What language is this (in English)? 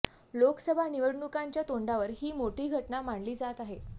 Marathi